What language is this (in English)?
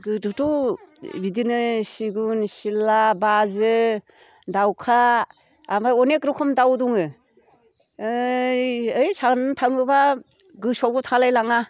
Bodo